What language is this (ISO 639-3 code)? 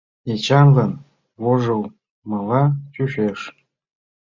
chm